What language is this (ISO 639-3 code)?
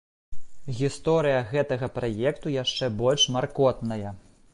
bel